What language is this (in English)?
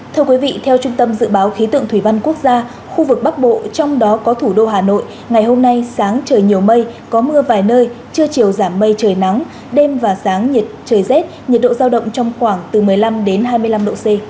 Vietnamese